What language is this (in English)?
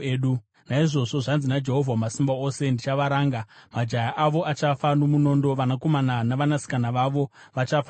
Shona